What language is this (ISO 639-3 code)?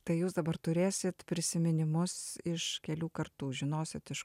lit